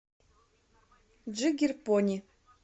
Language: Russian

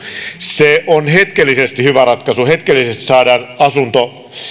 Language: Finnish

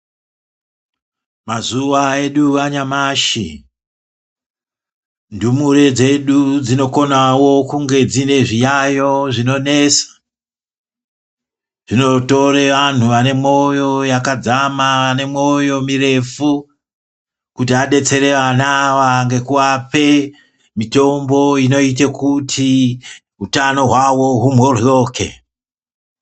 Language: Ndau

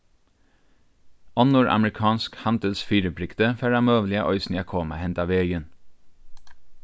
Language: Faroese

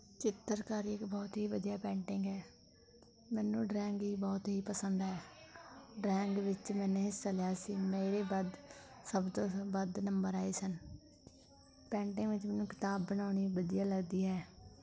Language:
Punjabi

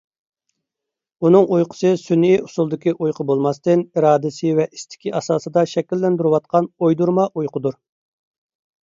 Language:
Uyghur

